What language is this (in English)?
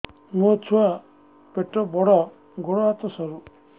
Odia